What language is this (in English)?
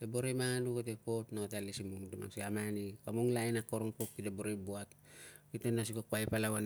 Tungag